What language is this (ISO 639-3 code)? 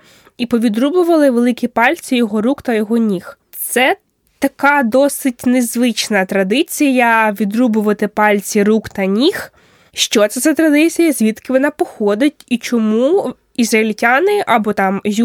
ukr